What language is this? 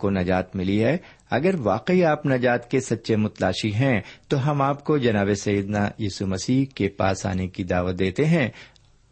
Urdu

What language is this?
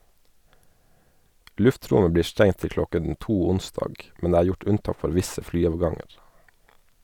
Norwegian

